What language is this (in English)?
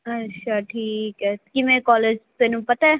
Punjabi